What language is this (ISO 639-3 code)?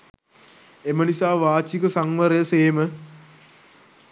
sin